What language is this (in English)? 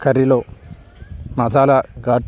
Telugu